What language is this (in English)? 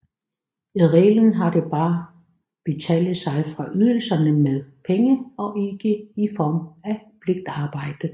Danish